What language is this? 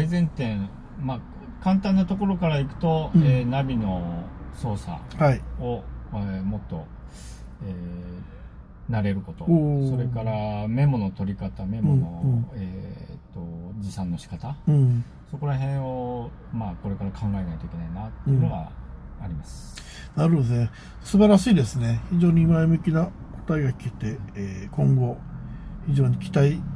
Japanese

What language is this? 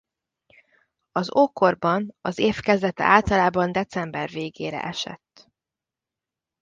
Hungarian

